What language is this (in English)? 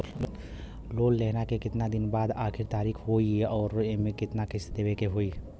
Bhojpuri